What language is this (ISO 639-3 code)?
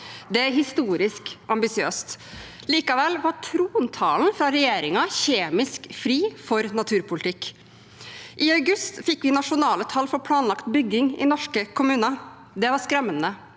nor